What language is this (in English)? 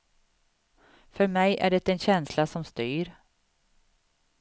Swedish